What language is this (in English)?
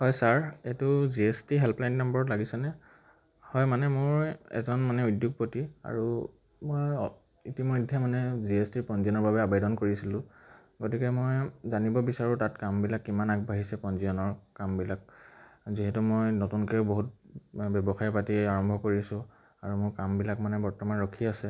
Assamese